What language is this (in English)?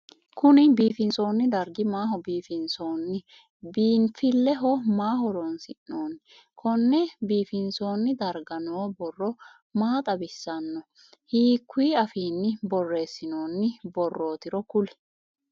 Sidamo